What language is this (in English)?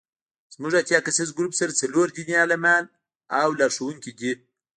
Pashto